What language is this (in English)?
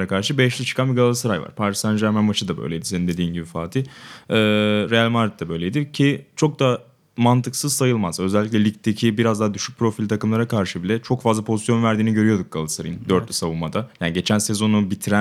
Turkish